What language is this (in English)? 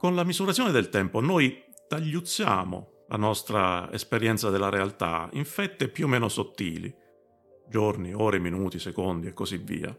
Italian